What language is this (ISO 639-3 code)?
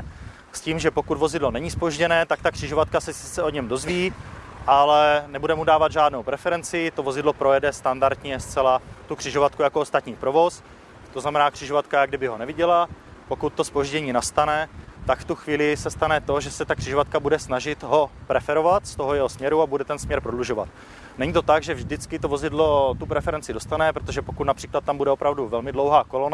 ces